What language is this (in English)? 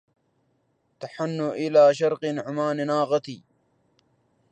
Arabic